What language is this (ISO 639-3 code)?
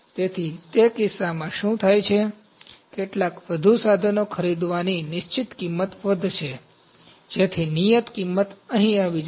guj